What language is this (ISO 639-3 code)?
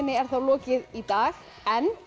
isl